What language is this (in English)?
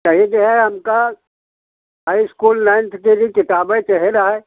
Hindi